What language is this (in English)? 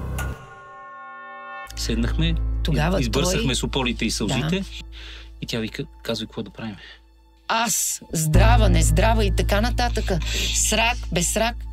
Bulgarian